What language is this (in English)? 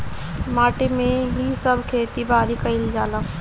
Bhojpuri